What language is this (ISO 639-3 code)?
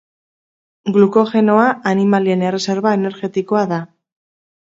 eus